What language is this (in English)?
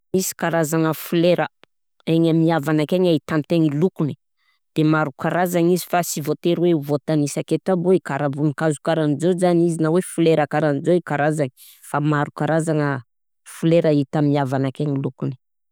Southern Betsimisaraka Malagasy